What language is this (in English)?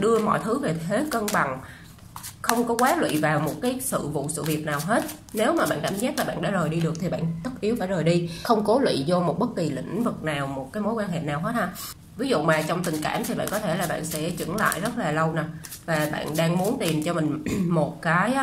Vietnamese